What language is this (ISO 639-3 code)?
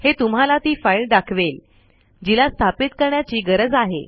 mar